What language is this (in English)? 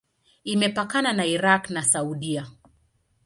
Swahili